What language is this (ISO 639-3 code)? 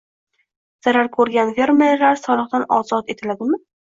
uzb